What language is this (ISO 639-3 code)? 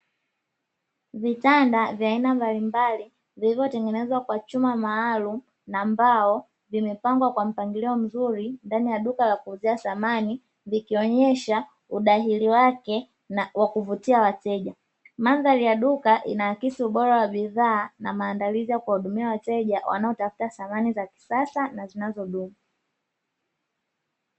swa